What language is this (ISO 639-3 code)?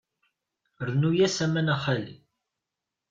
kab